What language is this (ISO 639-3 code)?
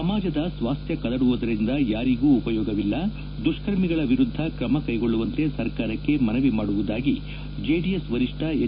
kan